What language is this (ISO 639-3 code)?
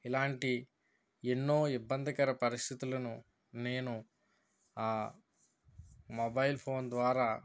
tel